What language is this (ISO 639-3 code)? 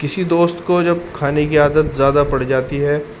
urd